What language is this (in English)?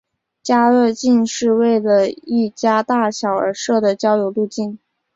Chinese